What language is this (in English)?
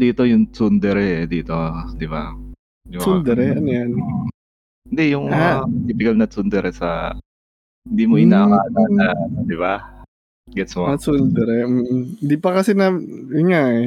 Filipino